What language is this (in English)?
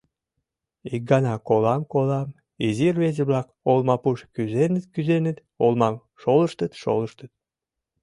Mari